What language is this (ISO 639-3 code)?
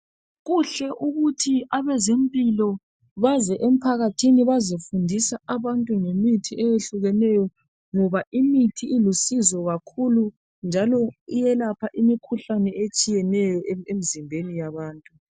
nde